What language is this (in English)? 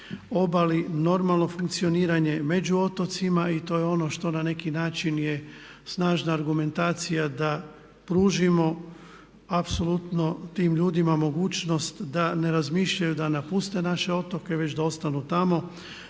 Croatian